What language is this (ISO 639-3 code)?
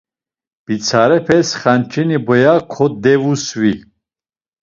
lzz